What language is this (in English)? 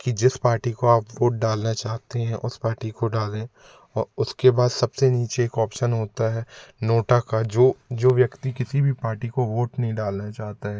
Hindi